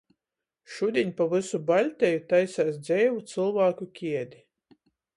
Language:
Latgalian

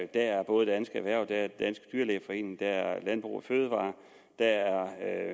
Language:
Danish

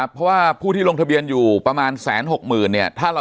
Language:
Thai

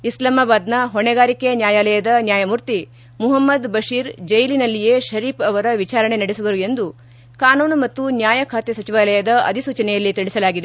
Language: Kannada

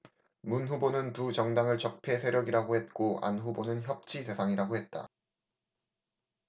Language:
Korean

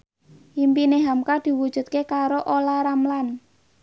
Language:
Javanese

